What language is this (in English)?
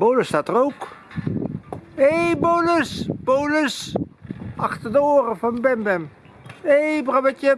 Dutch